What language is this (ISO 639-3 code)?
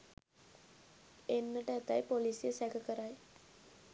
sin